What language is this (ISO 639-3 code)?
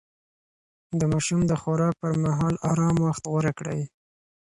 pus